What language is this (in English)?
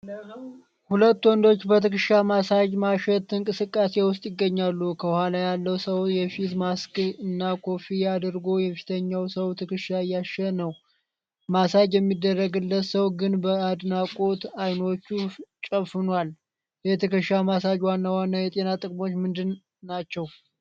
Amharic